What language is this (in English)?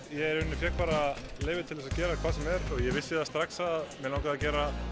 Icelandic